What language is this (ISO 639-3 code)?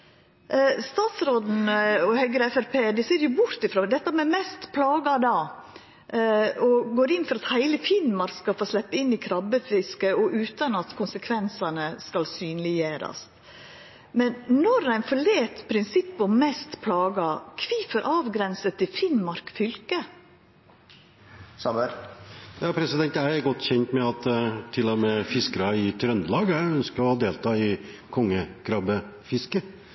nor